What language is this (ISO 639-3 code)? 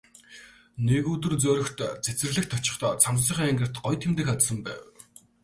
mon